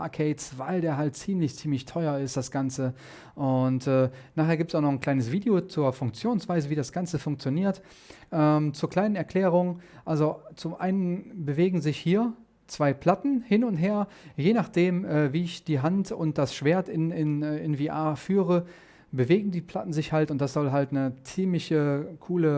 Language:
German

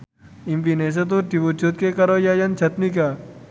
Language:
Javanese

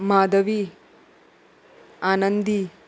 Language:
Konkani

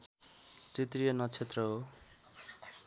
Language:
Nepali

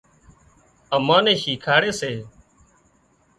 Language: Wadiyara Koli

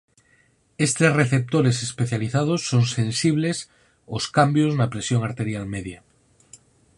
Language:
Galician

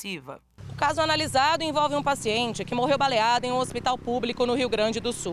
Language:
Portuguese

